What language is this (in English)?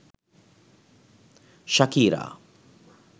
Sinhala